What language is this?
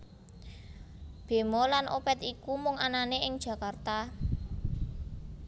Javanese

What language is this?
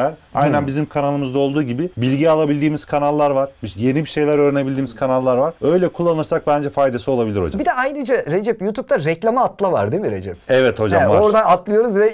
Turkish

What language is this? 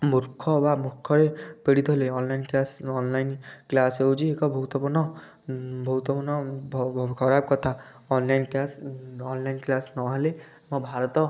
Odia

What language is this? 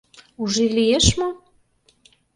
Mari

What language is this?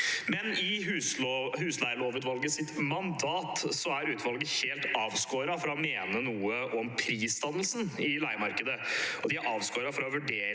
Norwegian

